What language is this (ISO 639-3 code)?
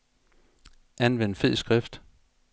dan